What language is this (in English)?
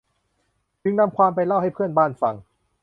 Thai